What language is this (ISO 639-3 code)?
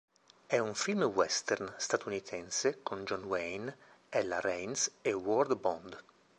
ita